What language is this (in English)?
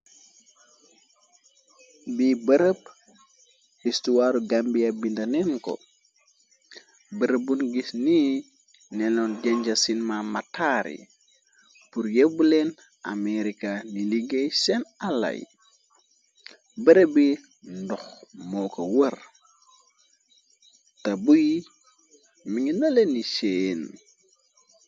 Wolof